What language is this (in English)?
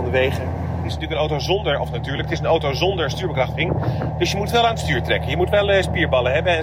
Dutch